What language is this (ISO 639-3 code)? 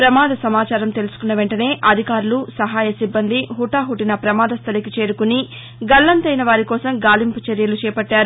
tel